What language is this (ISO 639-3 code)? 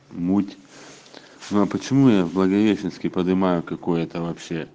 rus